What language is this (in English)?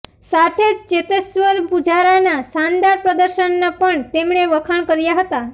Gujarati